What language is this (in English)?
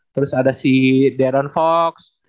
Indonesian